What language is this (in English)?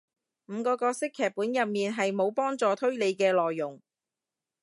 Cantonese